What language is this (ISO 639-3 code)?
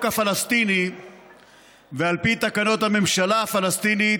heb